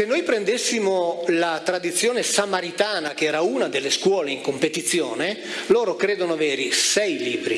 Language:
Italian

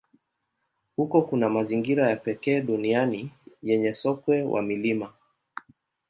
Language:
Swahili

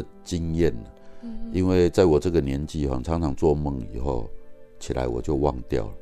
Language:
Chinese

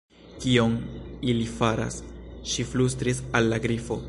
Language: Esperanto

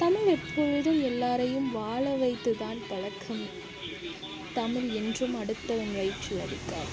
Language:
Tamil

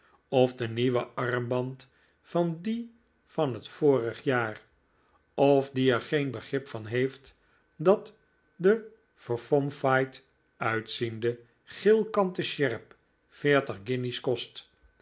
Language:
Dutch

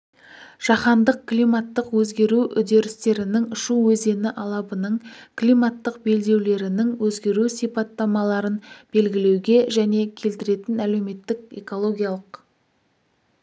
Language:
Kazakh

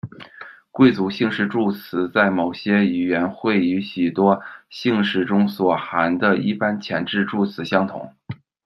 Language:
Chinese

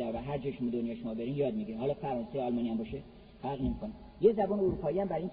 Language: Persian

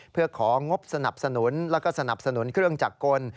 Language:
Thai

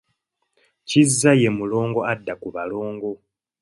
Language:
Ganda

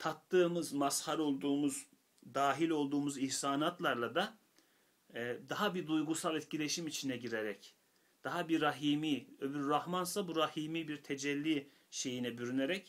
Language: Turkish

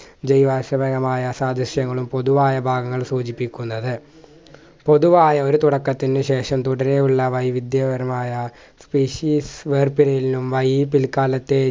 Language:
Malayalam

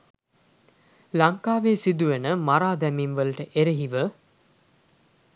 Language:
Sinhala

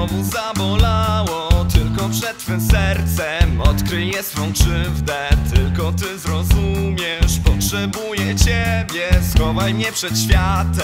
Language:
Polish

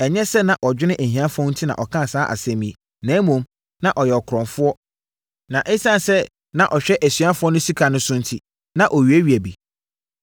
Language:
Akan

